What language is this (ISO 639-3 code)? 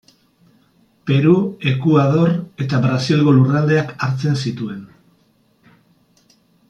eus